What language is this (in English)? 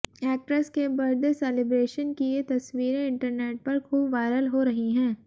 Hindi